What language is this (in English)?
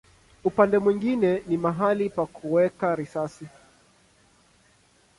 Swahili